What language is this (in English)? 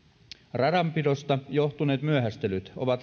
Finnish